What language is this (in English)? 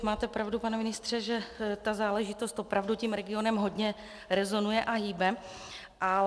Czech